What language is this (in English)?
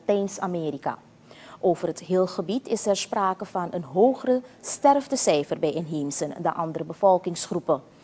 Dutch